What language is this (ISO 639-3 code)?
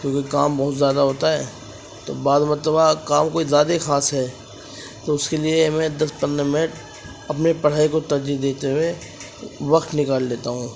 urd